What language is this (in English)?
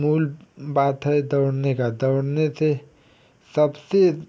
Hindi